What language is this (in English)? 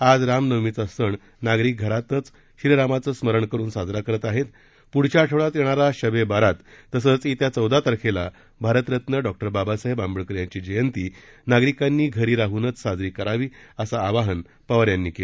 Marathi